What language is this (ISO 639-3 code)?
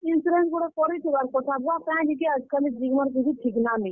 ori